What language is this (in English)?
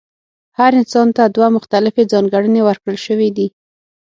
Pashto